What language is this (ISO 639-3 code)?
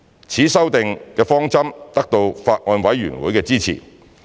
yue